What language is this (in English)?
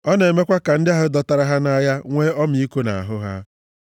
Igbo